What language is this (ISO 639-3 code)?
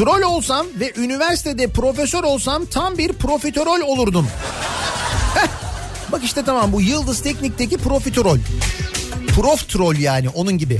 tur